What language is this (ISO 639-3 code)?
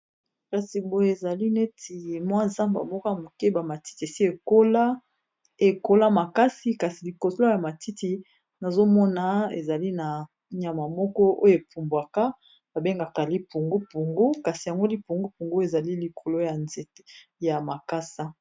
lin